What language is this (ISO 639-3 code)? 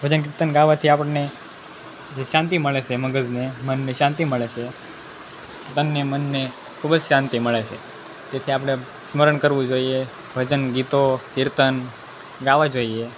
guj